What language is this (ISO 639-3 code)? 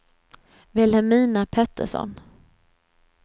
swe